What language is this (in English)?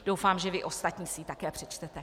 Czech